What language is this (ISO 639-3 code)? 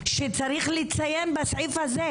heb